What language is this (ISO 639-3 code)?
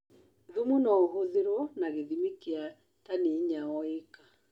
kik